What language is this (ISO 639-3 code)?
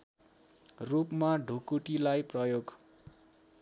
nep